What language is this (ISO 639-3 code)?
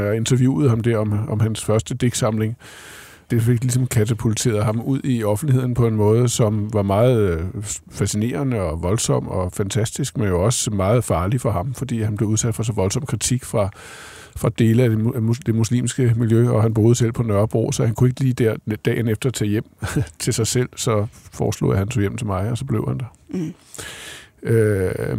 dan